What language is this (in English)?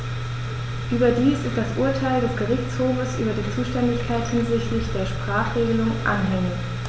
German